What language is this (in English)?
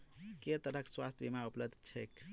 Maithili